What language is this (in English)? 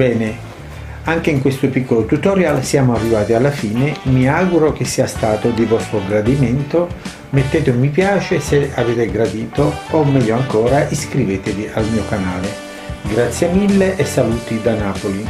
Italian